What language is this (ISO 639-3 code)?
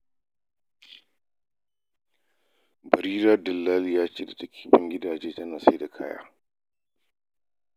hau